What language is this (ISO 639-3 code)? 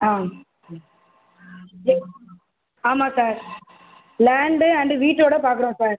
tam